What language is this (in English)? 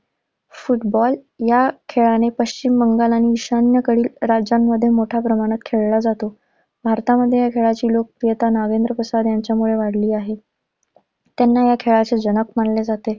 Marathi